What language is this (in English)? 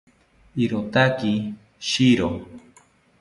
South Ucayali Ashéninka